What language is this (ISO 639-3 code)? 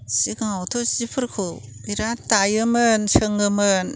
brx